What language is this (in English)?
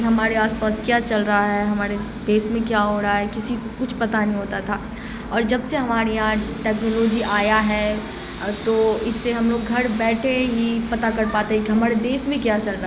Urdu